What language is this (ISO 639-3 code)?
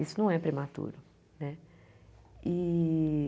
por